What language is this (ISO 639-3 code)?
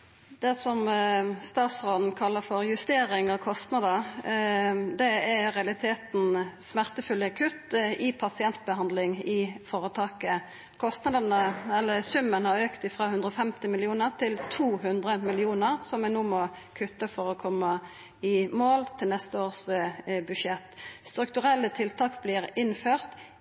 nno